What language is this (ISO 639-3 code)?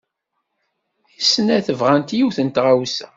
kab